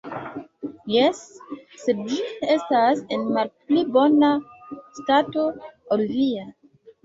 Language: Esperanto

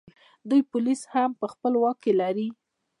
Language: Pashto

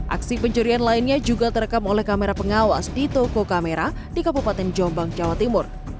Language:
Indonesian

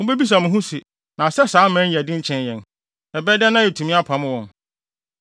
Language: Akan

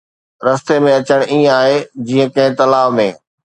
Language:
Sindhi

